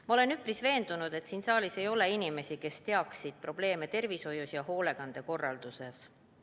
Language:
Estonian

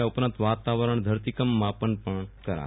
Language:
Gujarati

